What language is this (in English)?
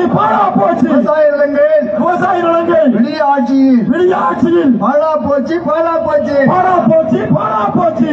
Arabic